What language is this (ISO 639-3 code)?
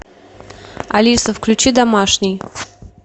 rus